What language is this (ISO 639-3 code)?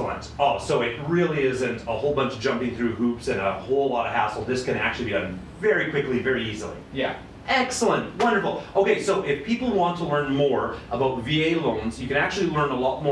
eng